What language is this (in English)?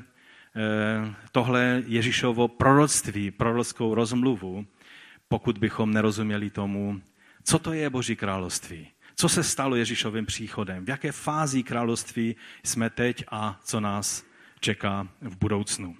Czech